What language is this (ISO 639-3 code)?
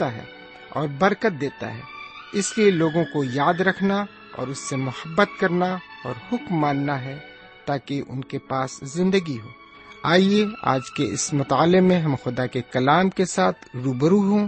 urd